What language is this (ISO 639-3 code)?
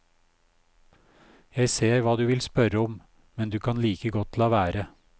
nor